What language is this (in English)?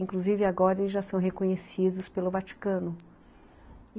Portuguese